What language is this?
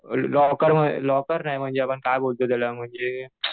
Marathi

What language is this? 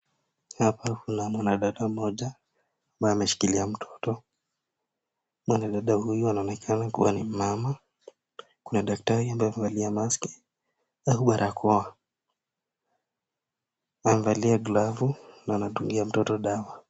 Swahili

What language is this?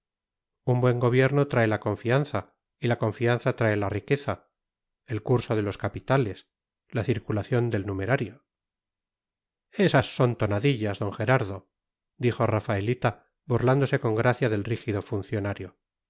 Spanish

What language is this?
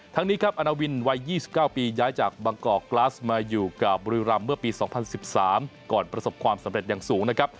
Thai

